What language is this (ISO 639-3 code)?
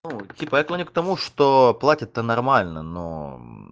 rus